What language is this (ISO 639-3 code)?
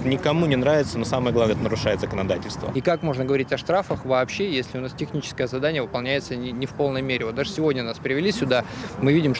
rus